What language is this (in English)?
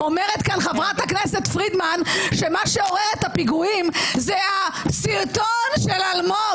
Hebrew